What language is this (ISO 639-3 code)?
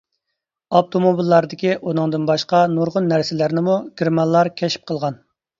uig